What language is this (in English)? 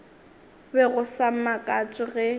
Northern Sotho